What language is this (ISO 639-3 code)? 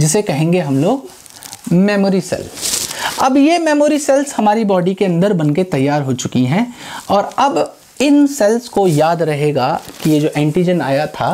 hin